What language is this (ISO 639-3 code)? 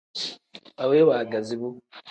kdh